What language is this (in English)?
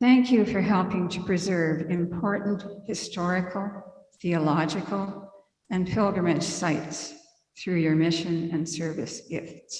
English